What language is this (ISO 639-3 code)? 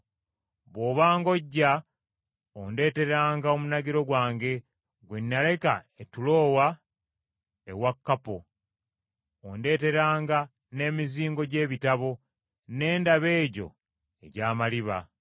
lug